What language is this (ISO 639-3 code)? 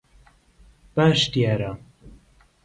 ckb